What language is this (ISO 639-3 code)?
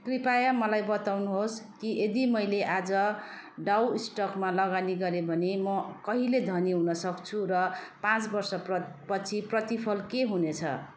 nep